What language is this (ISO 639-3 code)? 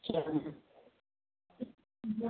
snd